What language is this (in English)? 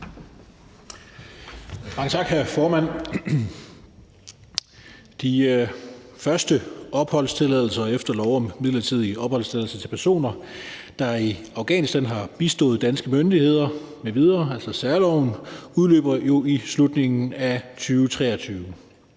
Danish